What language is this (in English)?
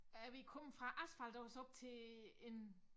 Danish